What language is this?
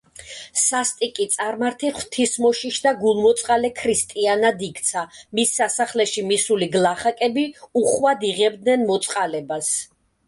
Georgian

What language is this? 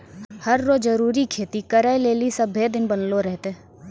Maithili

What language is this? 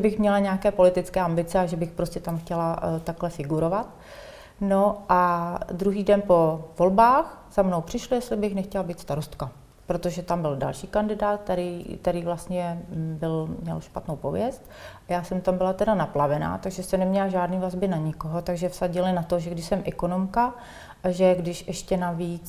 Czech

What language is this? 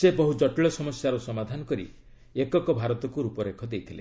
Odia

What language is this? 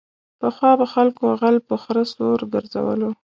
Pashto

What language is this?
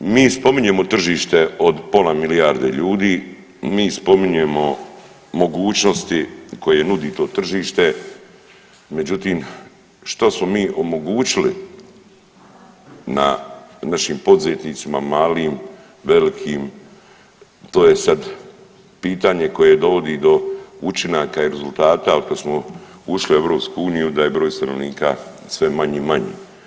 Croatian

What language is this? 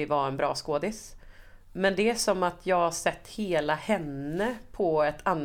Swedish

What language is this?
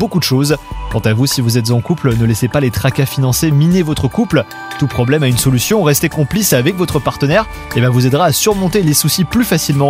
French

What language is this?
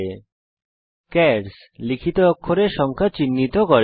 Bangla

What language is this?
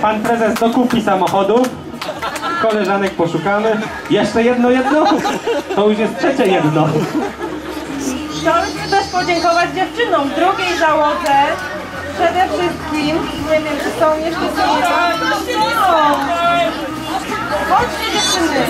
Polish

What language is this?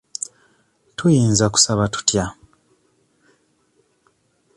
Ganda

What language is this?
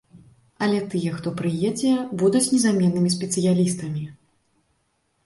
Belarusian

